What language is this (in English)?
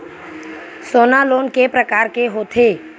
Chhattisgarhi